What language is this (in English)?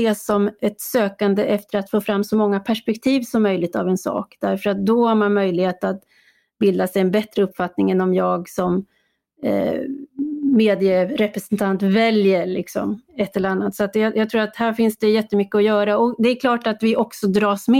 Swedish